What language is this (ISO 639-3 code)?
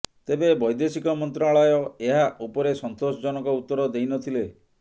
ori